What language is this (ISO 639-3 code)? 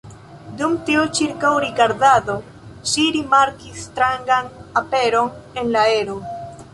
epo